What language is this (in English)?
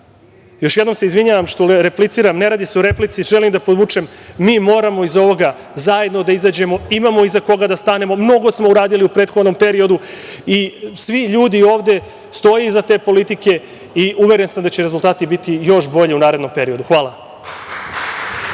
Serbian